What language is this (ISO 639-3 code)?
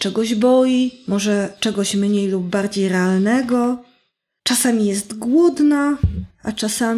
pol